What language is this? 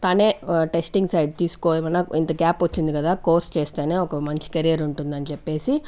Telugu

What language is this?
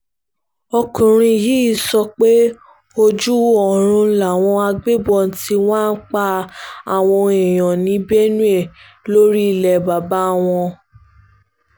Yoruba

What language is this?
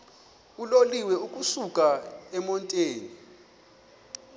Xhosa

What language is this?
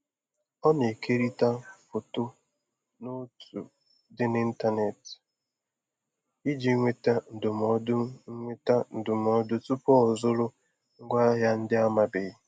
Igbo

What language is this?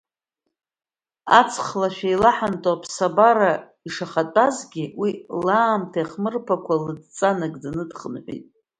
Abkhazian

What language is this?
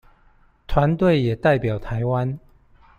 Chinese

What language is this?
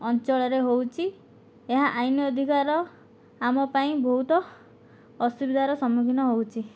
Odia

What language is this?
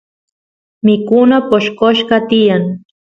Santiago del Estero Quichua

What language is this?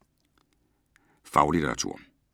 Danish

